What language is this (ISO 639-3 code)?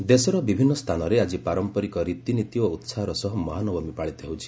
ori